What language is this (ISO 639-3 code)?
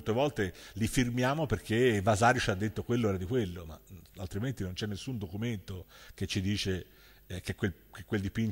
ita